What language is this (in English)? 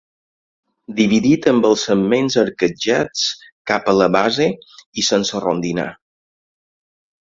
Catalan